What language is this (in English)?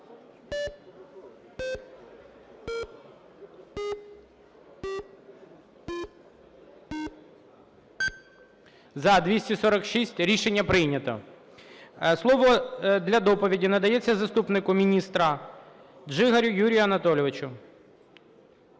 Ukrainian